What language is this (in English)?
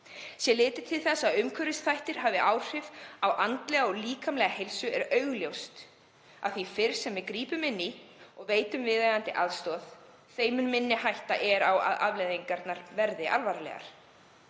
Icelandic